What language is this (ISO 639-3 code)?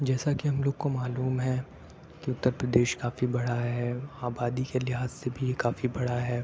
urd